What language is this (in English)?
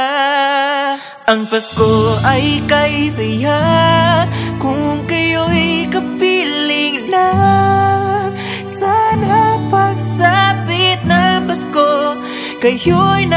Thai